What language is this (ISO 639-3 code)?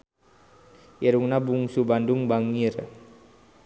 sun